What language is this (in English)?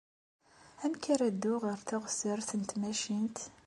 Kabyle